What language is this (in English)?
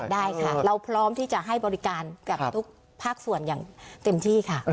Thai